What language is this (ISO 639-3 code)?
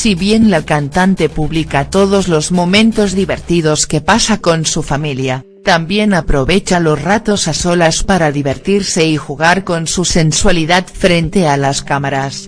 spa